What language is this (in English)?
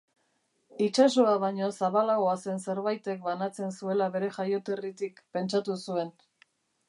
Basque